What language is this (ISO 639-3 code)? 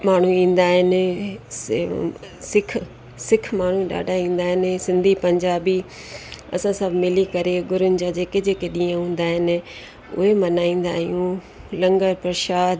snd